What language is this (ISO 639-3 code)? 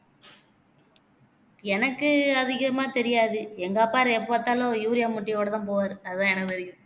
tam